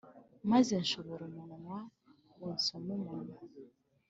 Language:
Kinyarwanda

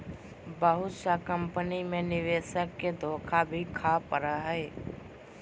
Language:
Magahi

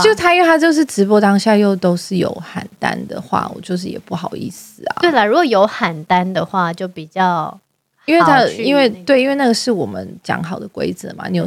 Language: Chinese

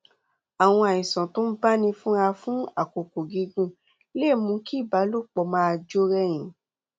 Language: Yoruba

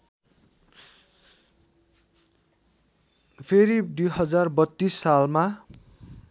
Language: Nepali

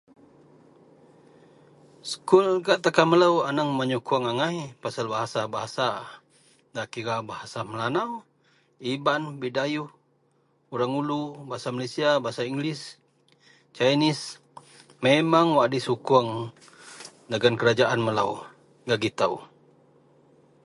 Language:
Central Melanau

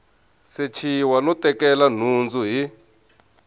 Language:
Tsonga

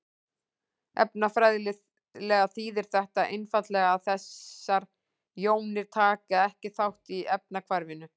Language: Icelandic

